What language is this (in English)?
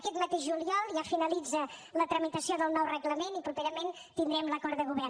Catalan